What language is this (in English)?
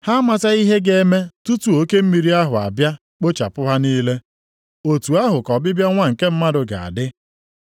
Igbo